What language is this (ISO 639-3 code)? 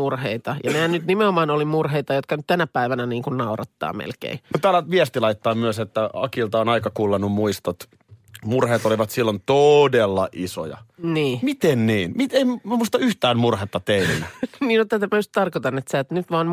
fin